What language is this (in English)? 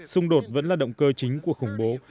Vietnamese